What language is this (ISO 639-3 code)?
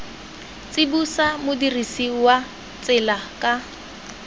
tsn